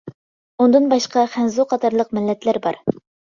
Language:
Uyghur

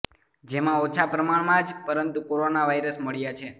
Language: Gujarati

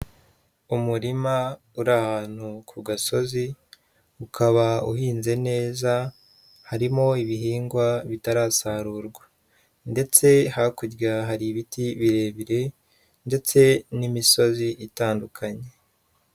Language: Kinyarwanda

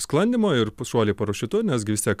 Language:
Lithuanian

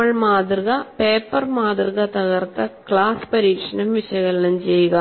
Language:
Malayalam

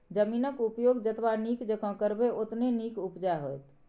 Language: Maithili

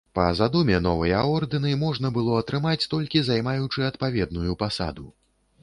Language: Belarusian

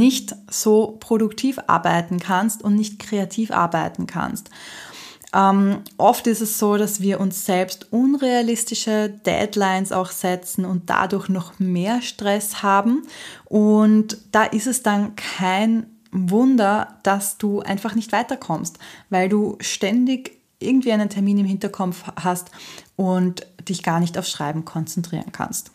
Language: German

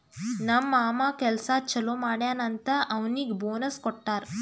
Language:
Kannada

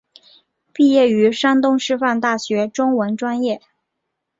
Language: Chinese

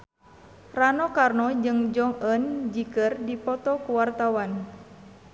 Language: Sundanese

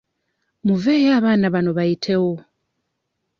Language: Ganda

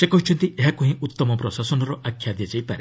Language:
Odia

